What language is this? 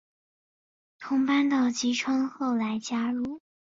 Chinese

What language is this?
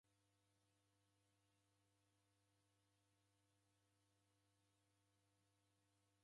Taita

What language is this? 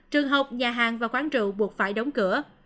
Vietnamese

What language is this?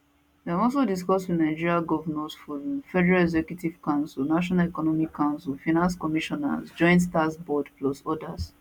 Nigerian Pidgin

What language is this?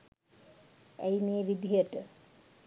Sinhala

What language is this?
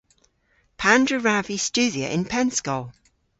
Cornish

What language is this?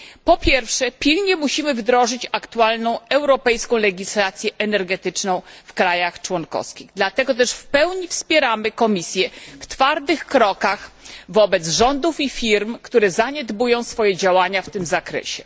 Polish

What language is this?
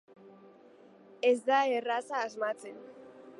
Basque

